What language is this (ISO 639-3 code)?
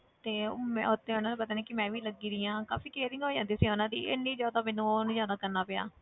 pan